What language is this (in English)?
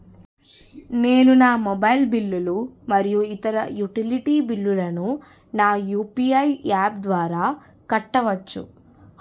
Telugu